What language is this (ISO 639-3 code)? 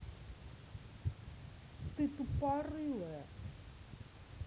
rus